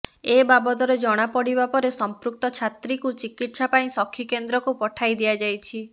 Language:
Odia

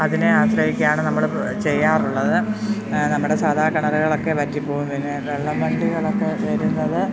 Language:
Malayalam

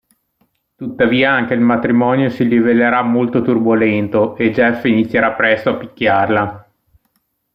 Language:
Italian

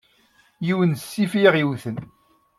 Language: Kabyle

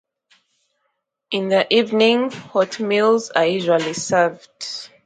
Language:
English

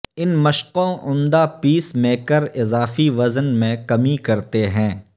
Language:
Urdu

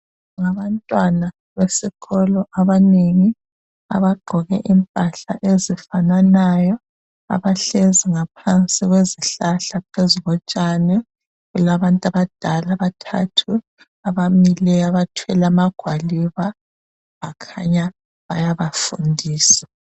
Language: North Ndebele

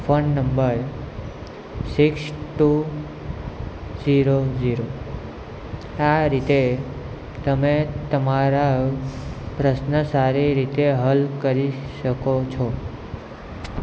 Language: Gujarati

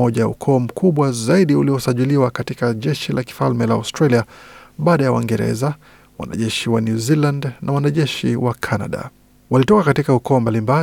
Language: Swahili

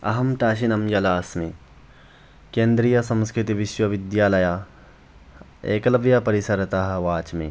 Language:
Sanskrit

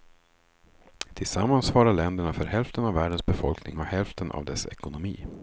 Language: Swedish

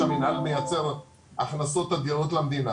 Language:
Hebrew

